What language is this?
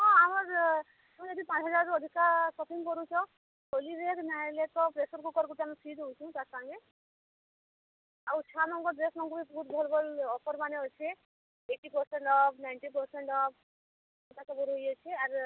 Odia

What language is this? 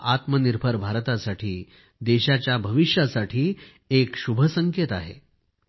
Marathi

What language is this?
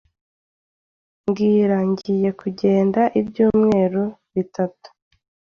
Kinyarwanda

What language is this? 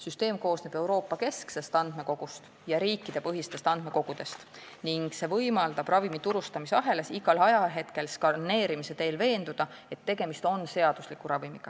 Estonian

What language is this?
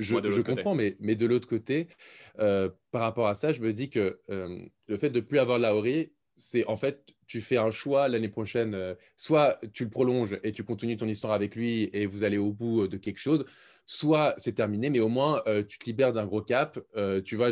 French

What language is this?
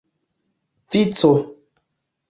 Esperanto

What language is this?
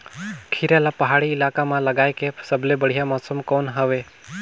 Chhattisgarhi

